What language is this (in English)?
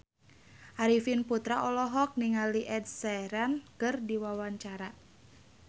Sundanese